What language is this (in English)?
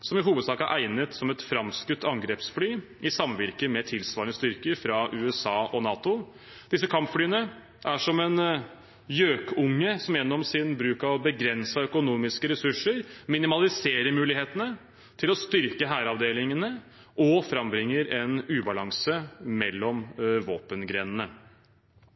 Norwegian Bokmål